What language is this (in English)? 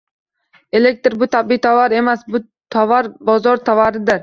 Uzbek